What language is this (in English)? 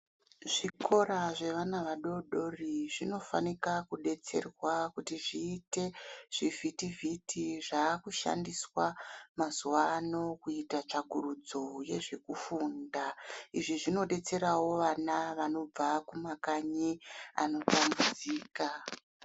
Ndau